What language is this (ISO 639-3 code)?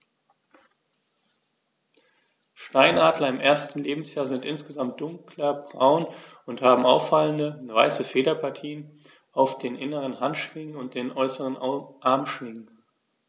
deu